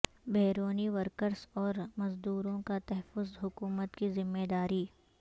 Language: Urdu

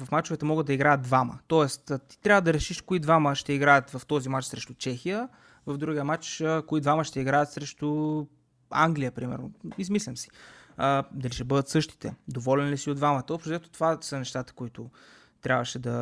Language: Bulgarian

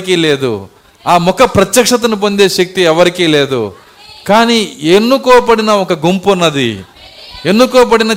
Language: Telugu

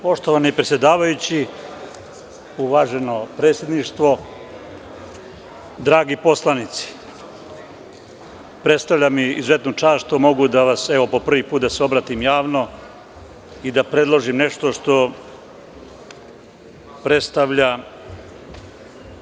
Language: Serbian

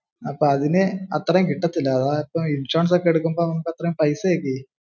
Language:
Malayalam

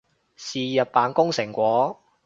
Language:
Cantonese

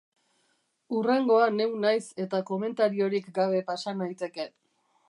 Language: Basque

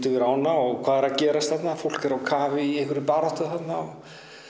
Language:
Icelandic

